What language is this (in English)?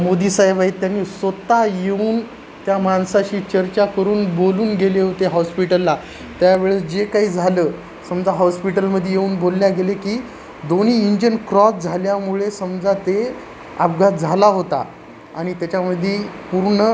Marathi